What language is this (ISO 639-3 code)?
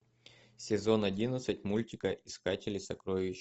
rus